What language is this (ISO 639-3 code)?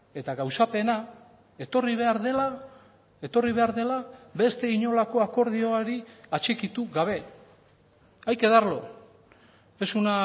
eus